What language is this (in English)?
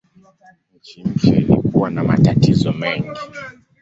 Swahili